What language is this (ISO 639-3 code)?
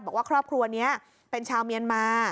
tha